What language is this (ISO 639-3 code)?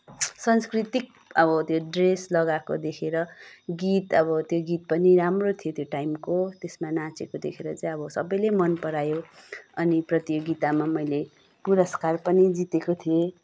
nep